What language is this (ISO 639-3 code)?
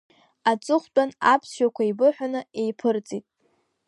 abk